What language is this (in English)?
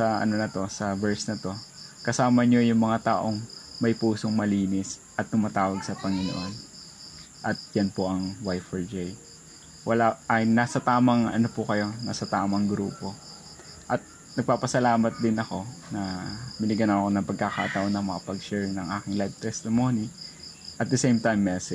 Filipino